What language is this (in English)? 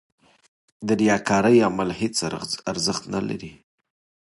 Pashto